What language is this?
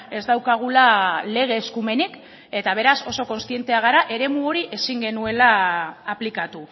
Basque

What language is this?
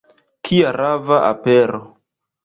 Esperanto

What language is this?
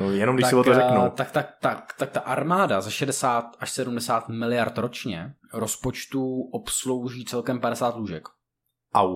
Czech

